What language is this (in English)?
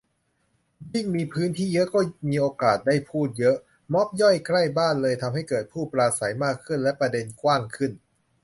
Thai